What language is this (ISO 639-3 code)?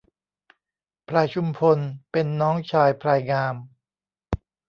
tha